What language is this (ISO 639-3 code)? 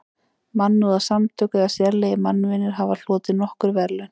isl